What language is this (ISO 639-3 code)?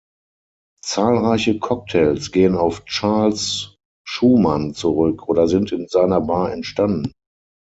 deu